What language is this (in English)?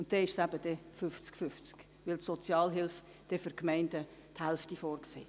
Swiss German